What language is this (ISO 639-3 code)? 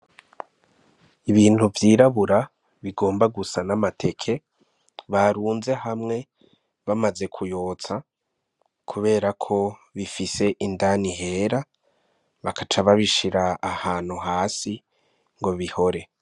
run